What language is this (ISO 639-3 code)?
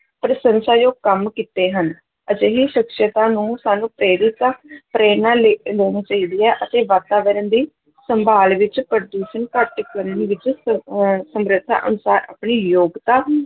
pan